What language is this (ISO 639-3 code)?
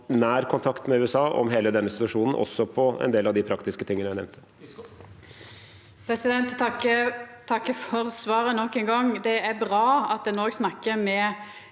nor